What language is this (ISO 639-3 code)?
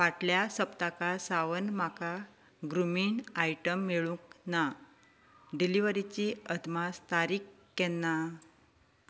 kok